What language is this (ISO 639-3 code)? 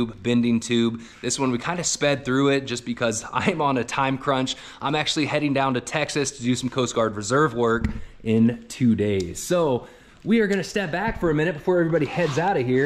eng